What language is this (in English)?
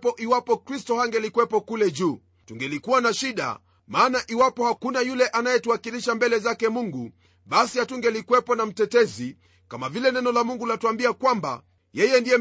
Swahili